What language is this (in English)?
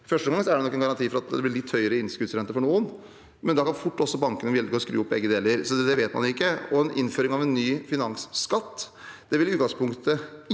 Norwegian